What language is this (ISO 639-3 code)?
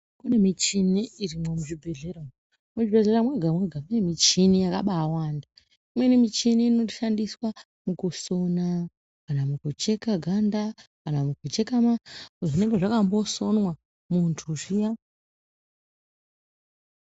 ndc